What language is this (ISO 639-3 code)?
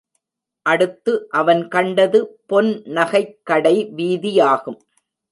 tam